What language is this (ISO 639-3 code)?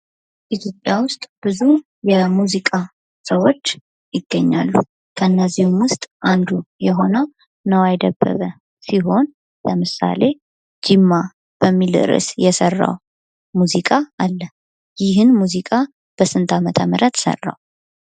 amh